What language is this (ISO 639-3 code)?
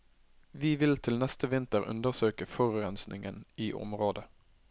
nor